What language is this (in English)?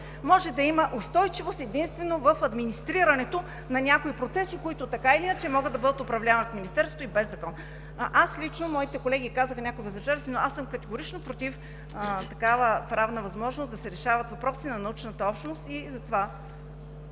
Bulgarian